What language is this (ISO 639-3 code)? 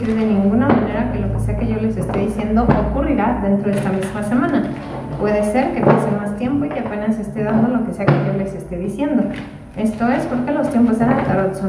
spa